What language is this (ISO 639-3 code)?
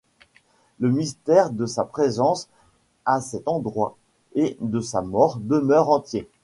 fra